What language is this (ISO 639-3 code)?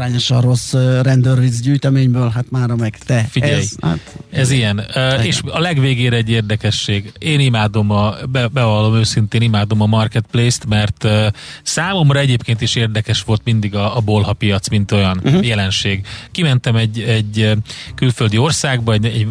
hun